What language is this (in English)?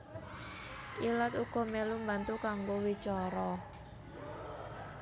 Javanese